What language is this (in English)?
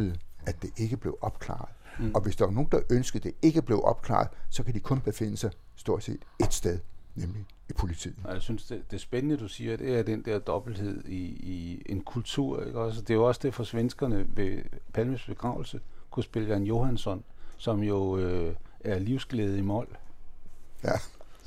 Danish